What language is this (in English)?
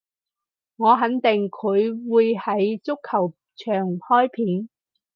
Cantonese